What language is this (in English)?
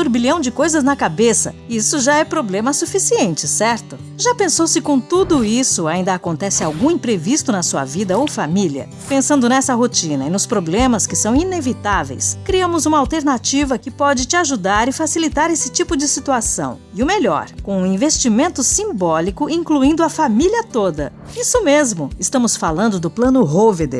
Portuguese